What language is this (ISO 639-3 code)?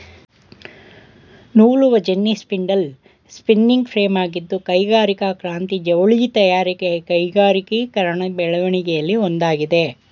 kan